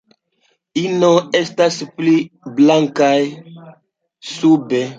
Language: Esperanto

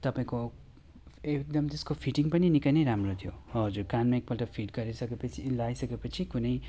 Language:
Nepali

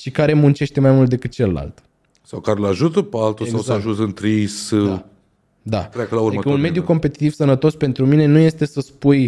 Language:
Romanian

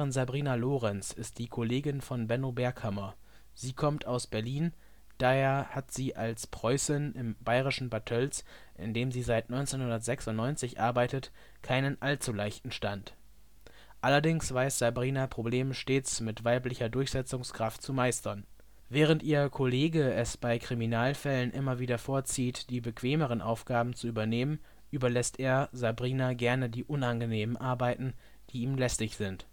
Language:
German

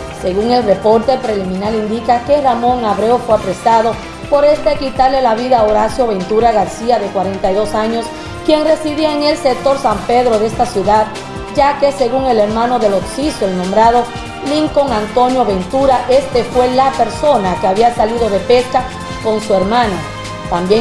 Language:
Spanish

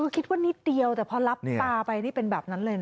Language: Thai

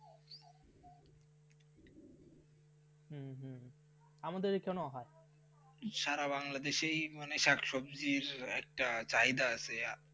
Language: Bangla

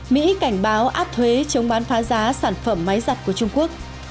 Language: Vietnamese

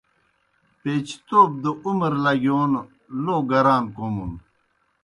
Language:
Kohistani Shina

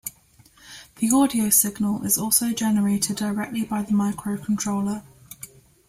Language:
English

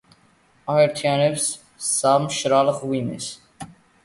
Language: Georgian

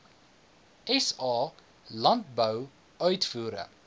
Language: Afrikaans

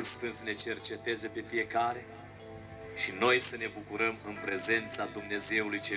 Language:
Romanian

